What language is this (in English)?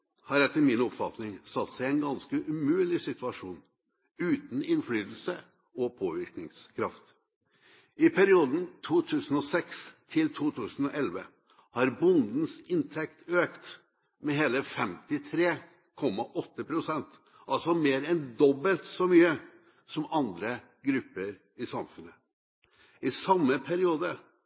Norwegian Bokmål